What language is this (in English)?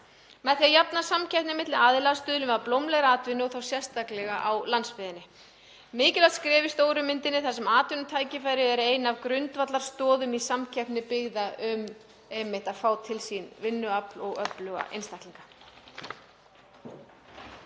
Icelandic